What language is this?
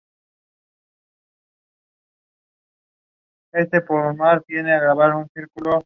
Spanish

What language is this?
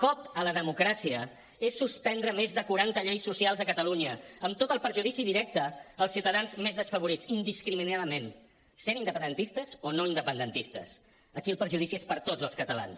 Catalan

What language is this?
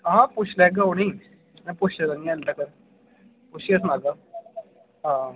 Dogri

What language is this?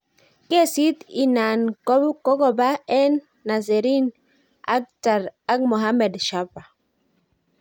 Kalenjin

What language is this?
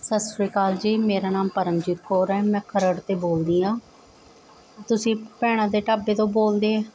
Punjabi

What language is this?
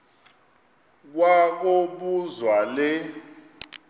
Xhosa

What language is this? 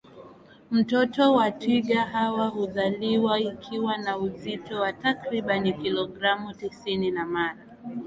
Swahili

